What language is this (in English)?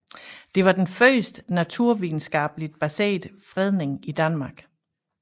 Danish